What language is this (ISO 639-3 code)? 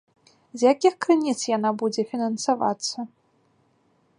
bel